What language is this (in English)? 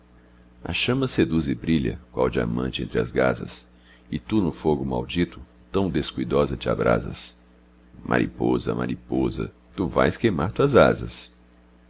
Portuguese